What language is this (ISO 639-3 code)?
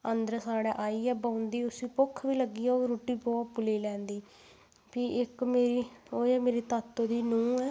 doi